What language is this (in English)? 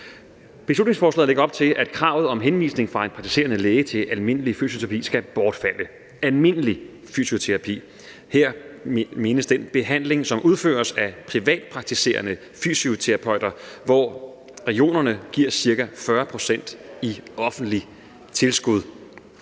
Danish